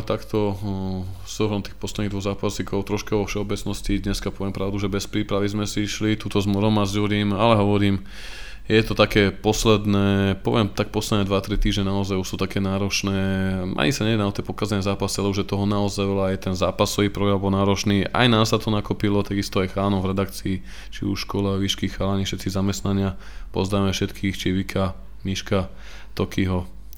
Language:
Slovak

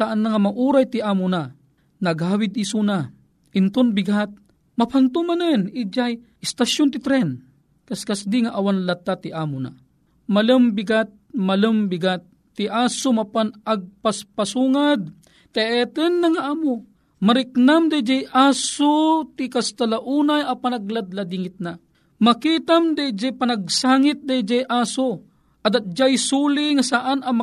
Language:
Filipino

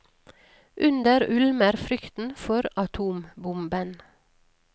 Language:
Norwegian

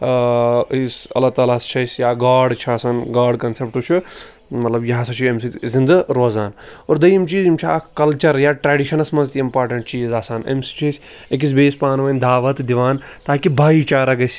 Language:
Kashmiri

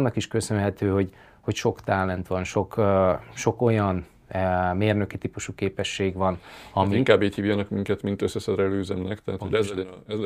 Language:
Hungarian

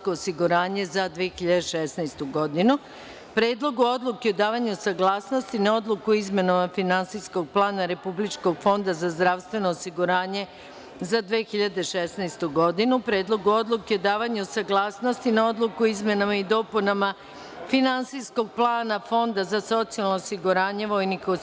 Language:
Serbian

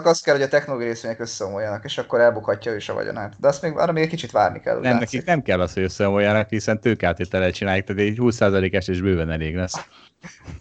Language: Hungarian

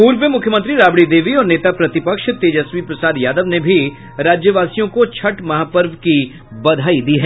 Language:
Hindi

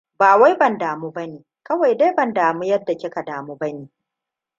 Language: Hausa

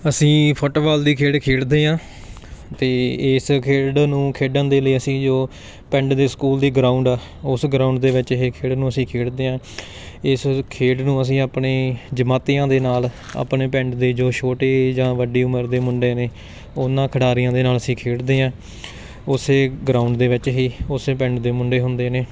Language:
Punjabi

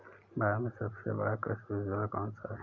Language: Hindi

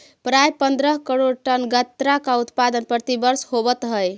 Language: Magahi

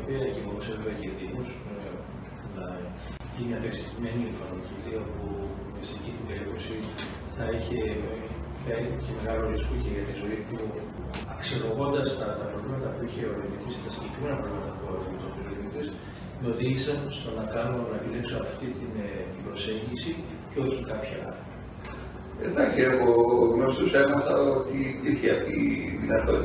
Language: Greek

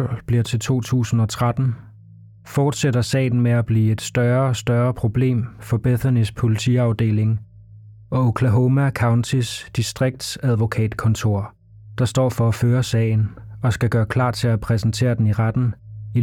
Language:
Danish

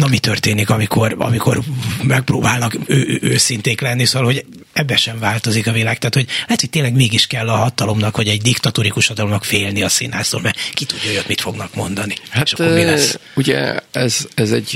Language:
Hungarian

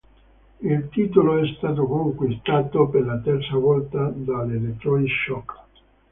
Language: Italian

